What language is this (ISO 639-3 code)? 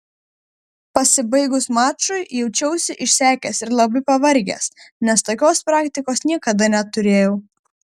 lit